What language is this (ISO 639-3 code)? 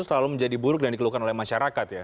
ind